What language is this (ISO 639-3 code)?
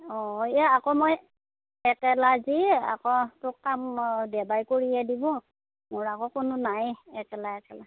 asm